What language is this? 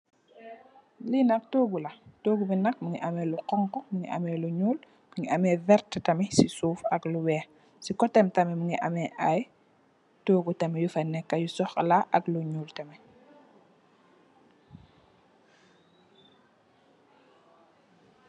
Wolof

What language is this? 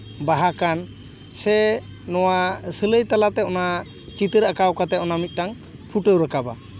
Santali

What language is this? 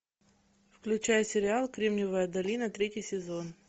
Russian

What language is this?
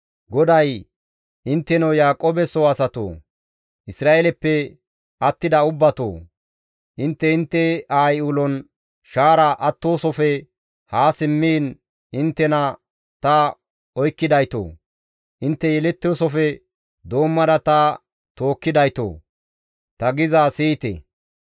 Gamo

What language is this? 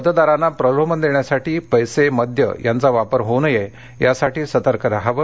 Marathi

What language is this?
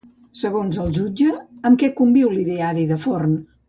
Catalan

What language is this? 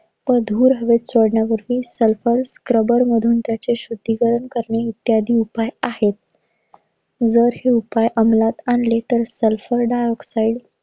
Marathi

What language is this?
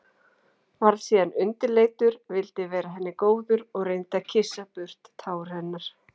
Icelandic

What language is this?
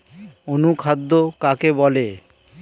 Bangla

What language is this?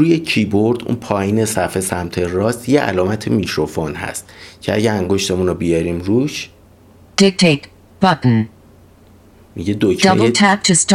Persian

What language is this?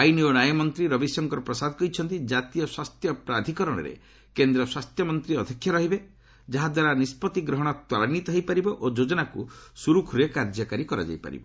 Odia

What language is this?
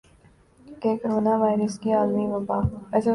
Urdu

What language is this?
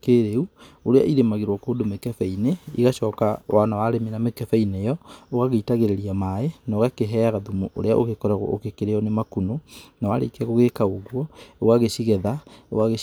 Kikuyu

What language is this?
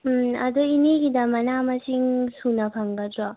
Manipuri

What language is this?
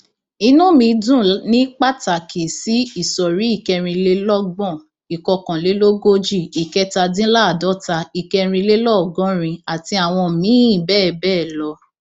Yoruba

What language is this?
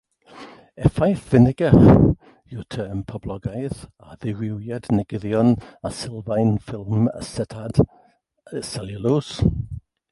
Welsh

